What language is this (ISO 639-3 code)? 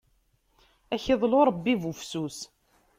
kab